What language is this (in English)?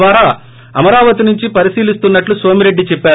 Telugu